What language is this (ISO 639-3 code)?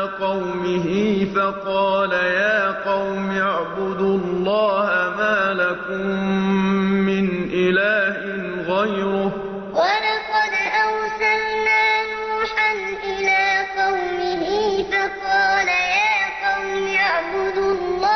ara